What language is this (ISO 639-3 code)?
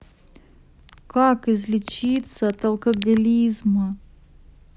rus